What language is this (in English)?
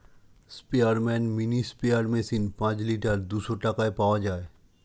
Bangla